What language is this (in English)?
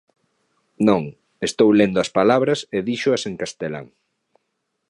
Galician